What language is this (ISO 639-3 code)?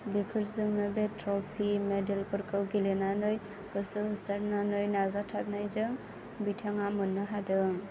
brx